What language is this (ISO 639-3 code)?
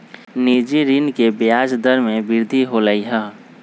mag